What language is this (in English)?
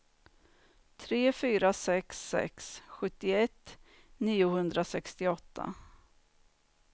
Swedish